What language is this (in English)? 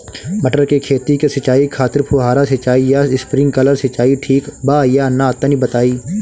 Bhojpuri